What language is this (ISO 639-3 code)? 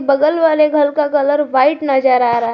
hin